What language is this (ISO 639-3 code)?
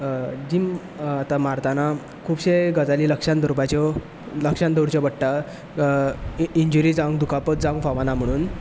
kok